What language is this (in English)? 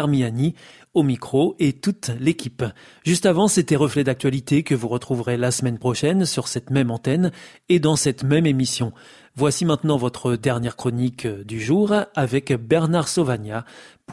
French